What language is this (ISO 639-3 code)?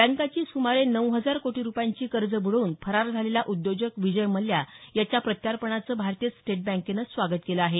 mar